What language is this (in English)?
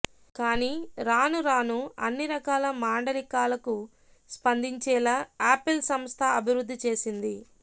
Telugu